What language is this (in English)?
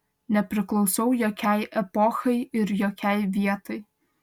Lithuanian